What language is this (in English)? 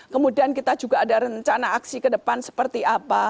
Indonesian